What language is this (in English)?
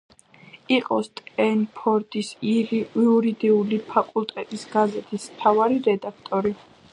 Georgian